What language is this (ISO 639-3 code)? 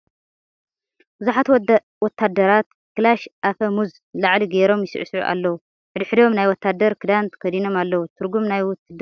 tir